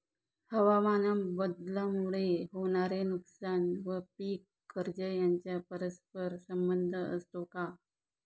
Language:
Marathi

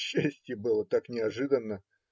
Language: Russian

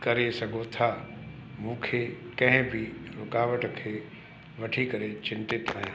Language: Sindhi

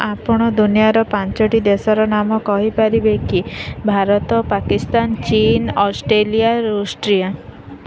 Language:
Odia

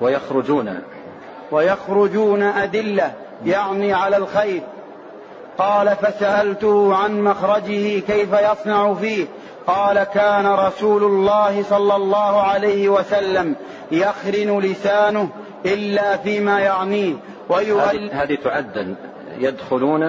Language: Arabic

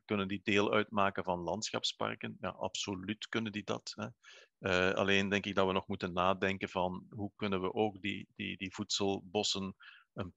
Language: Dutch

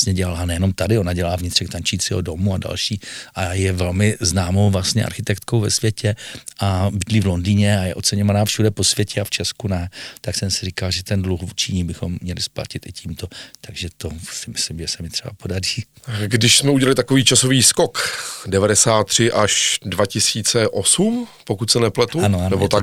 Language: Czech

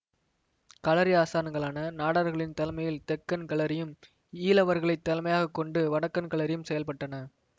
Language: Tamil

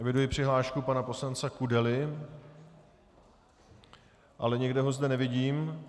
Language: Czech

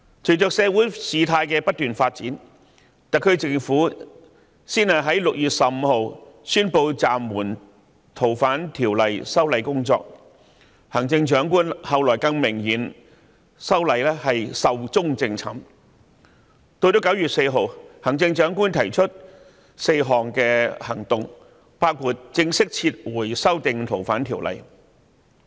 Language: Cantonese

